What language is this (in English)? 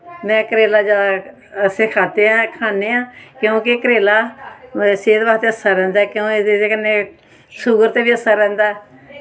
Dogri